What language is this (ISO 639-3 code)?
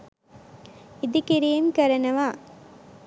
sin